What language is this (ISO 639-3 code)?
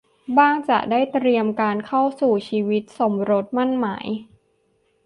tha